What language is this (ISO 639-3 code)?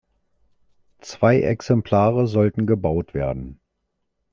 deu